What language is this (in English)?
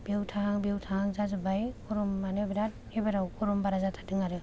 Bodo